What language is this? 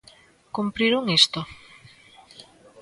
Galician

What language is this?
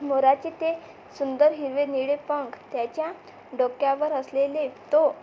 Marathi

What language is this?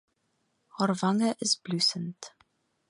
Afrikaans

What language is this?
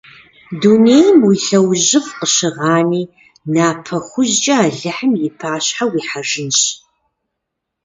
Kabardian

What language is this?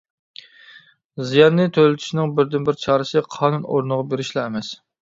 Uyghur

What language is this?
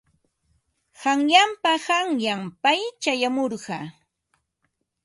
Ambo-Pasco Quechua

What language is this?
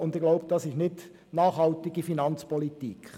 Swiss German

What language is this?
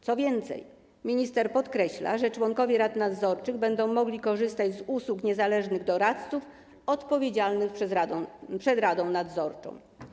Polish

